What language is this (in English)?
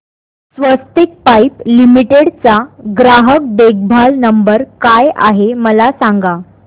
Marathi